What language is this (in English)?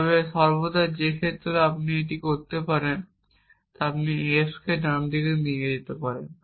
Bangla